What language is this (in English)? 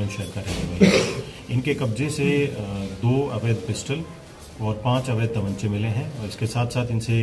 Hindi